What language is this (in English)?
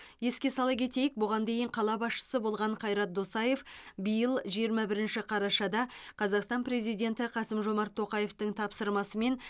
Kazakh